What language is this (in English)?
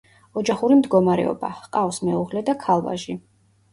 Georgian